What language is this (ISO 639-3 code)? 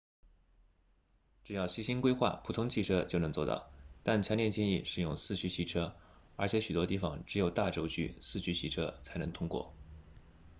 zho